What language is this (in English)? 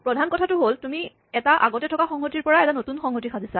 Assamese